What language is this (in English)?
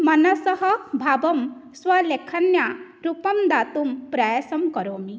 Sanskrit